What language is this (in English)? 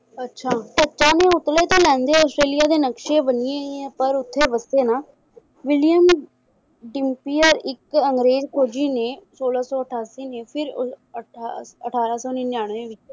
Punjabi